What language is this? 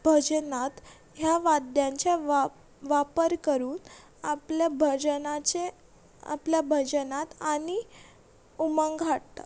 Konkani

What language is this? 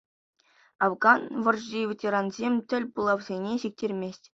Chuvash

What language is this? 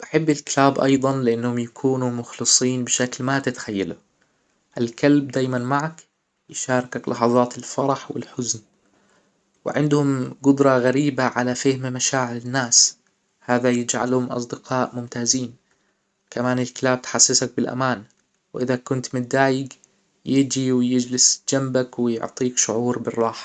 Hijazi Arabic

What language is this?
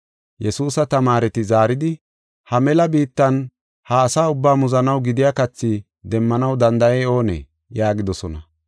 Gofa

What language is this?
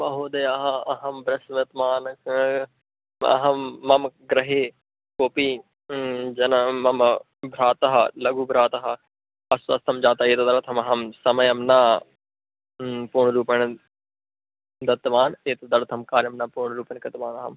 Sanskrit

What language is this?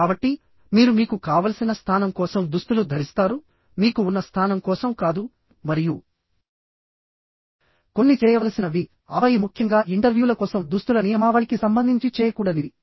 Telugu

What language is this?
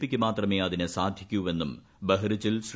Malayalam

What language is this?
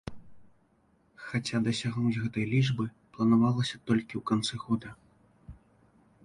Belarusian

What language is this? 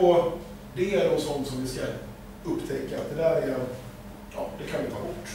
Swedish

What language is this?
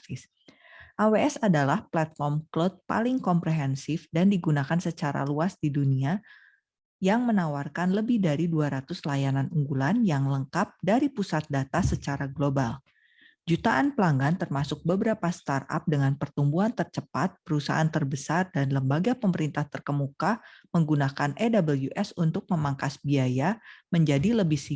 Indonesian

